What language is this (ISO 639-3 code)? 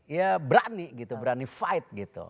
ind